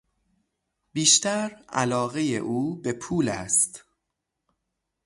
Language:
Persian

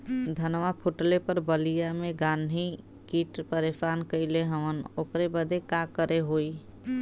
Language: Bhojpuri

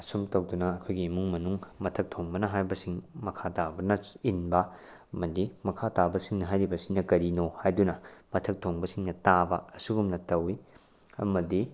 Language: Manipuri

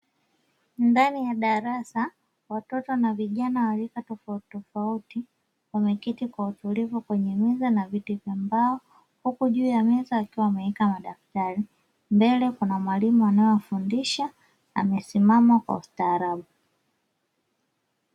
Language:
Swahili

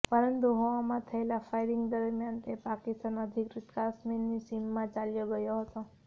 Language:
Gujarati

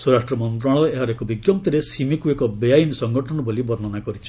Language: Odia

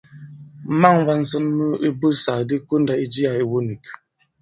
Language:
Bankon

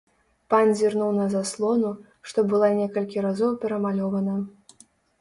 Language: Belarusian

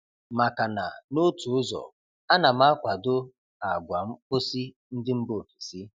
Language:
Igbo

